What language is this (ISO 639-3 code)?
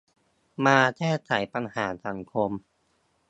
tha